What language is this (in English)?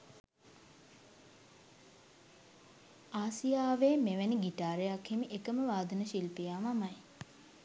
Sinhala